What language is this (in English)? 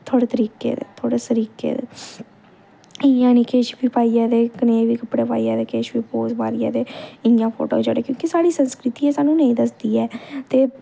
Dogri